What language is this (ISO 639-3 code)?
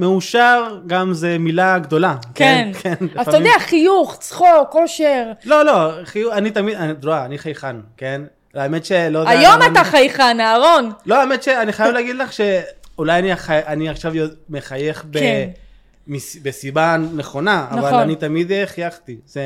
heb